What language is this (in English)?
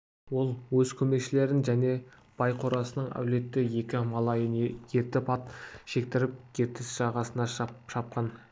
Kazakh